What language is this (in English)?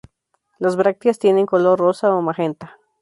Spanish